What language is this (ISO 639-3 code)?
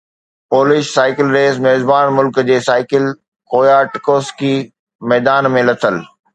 snd